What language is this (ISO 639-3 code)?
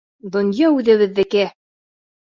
bak